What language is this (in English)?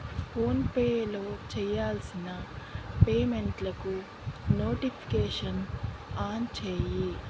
Telugu